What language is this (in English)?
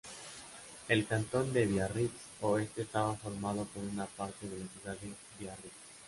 Spanish